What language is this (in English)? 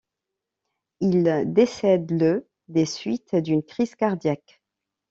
French